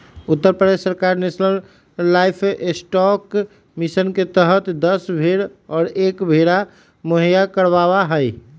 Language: Magahi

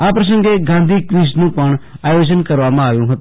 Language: Gujarati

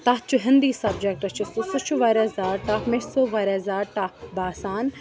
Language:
Kashmiri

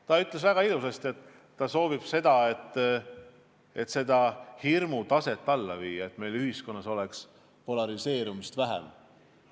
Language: Estonian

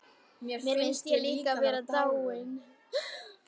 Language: Icelandic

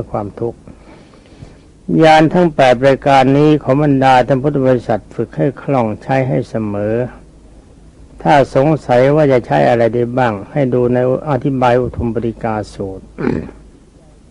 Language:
Thai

